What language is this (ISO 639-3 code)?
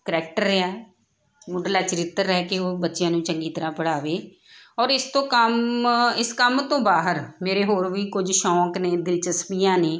pan